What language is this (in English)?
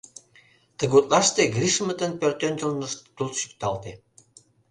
Mari